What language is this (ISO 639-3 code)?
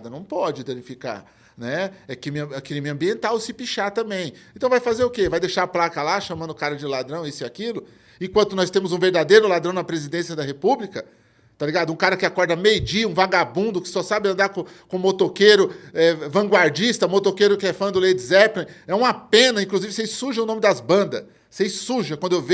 por